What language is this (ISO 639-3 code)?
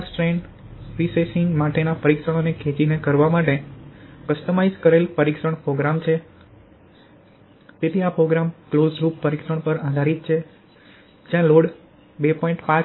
guj